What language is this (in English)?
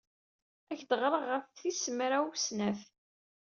Kabyle